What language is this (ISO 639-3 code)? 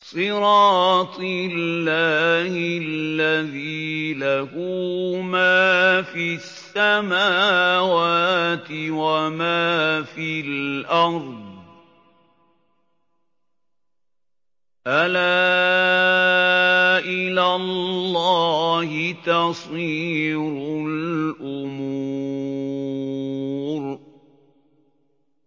ara